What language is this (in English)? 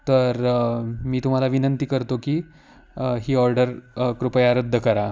Marathi